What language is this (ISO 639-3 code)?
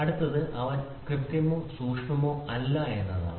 mal